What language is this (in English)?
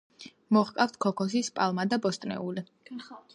Georgian